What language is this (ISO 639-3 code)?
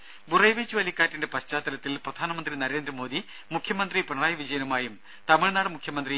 mal